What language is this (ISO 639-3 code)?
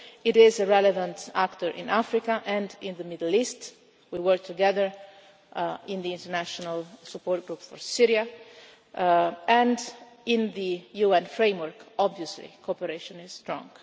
eng